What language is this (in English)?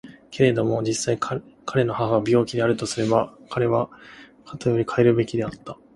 Japanese